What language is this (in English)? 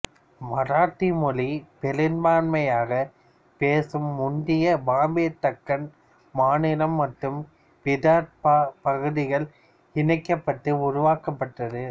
Tamil